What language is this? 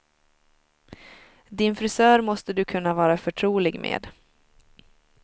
Swedish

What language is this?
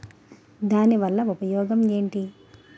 Telugu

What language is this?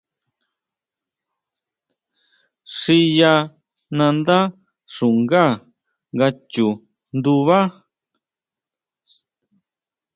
Huautla Mazatec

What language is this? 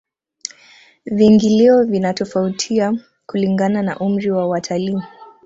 Swahili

